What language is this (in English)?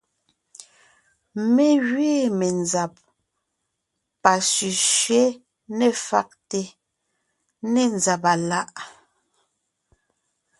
Ngiemboon